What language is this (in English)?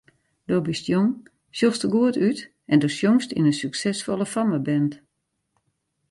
Western Frisian